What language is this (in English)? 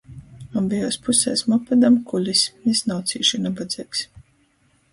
Latgalian